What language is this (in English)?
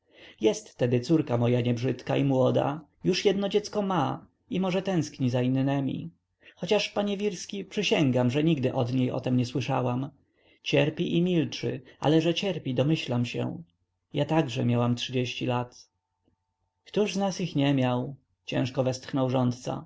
Polish